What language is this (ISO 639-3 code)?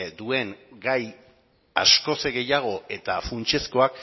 eus